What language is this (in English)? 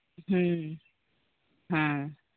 Santali